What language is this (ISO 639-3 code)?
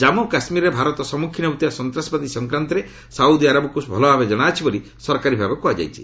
ori